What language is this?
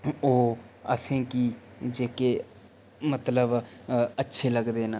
Dogri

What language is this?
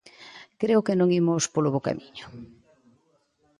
Galician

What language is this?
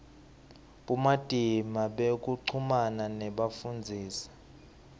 Swati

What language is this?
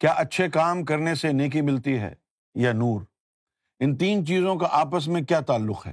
Urdu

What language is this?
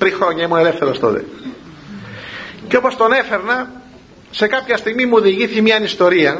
Greek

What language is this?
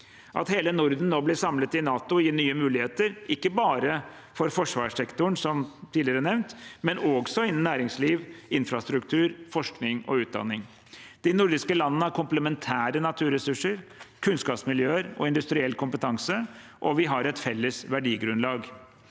Norwegian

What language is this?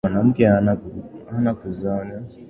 Swahili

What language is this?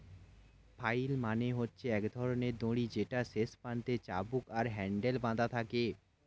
Bangla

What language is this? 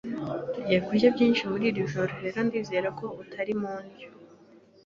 Kinyarwanda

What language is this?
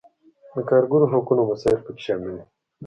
Pashto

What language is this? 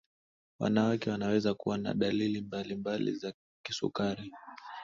Swahili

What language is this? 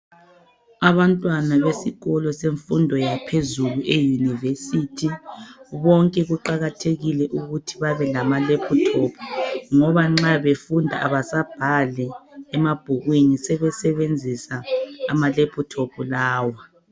North Ndebele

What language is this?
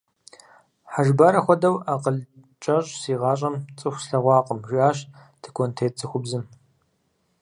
Kabardian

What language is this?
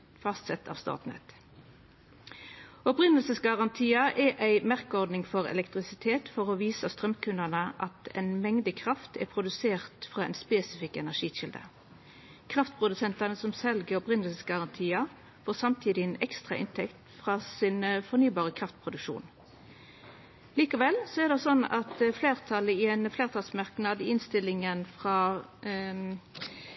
Norwegian Nynorsk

